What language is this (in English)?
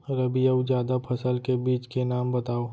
Chhattisgarhi